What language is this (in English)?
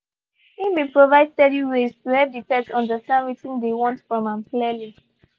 Nigerian Pidgin